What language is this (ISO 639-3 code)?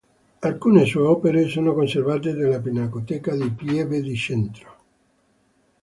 ita